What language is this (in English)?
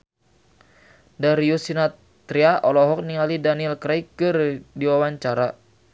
Sundanese